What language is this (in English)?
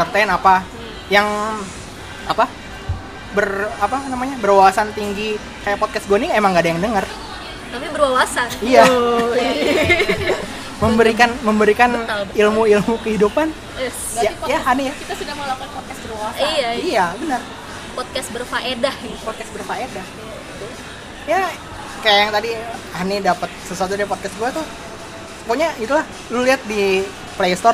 Indonesian